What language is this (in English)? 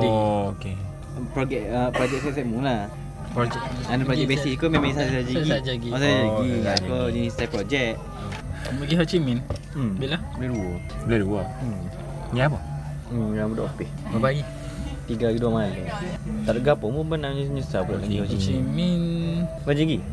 Malay